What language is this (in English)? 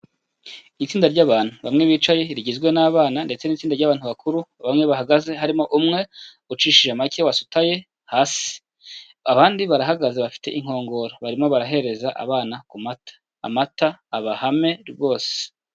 Kinyarwanda